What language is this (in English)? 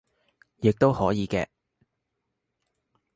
Cantonese